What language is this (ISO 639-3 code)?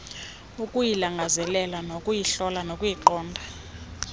xho